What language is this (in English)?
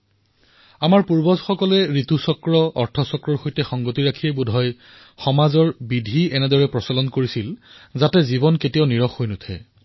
Assamese